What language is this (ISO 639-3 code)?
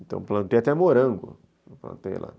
por